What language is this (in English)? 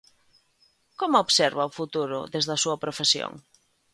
Galician